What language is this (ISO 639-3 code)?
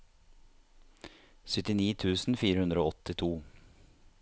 nor